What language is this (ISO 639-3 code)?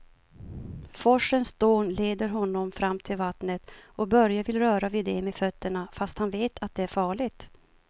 swe